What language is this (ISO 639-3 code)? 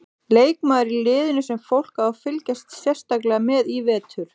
isl